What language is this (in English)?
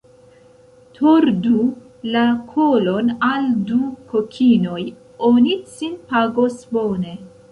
Esperanto